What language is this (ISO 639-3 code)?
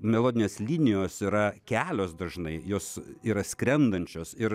lit